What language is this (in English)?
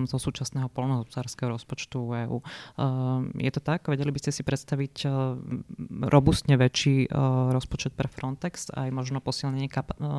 Slovak